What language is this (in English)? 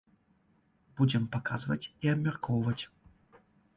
Belarusian